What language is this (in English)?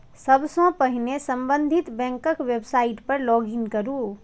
Maithili